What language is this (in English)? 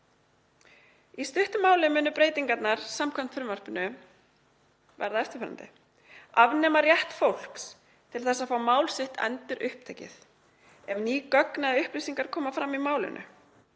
Icelandic